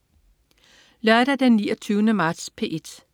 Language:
Danish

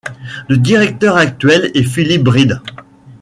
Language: French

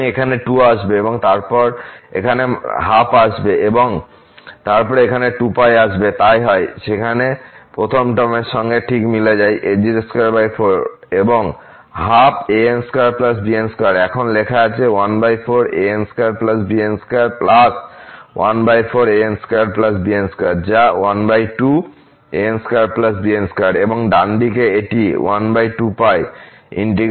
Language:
Bangla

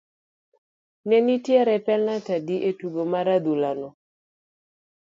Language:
Luo (Kenya and Tanzania)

